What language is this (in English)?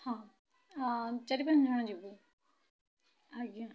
Odia